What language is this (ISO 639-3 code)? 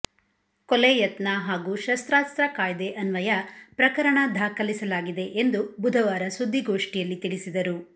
kan